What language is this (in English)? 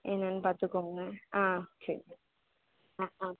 Tamil